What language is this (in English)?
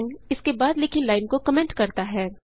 Hindi